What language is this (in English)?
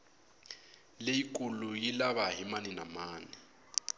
Tsonga